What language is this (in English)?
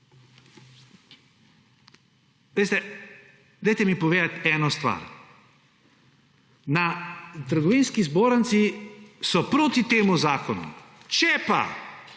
Slovenian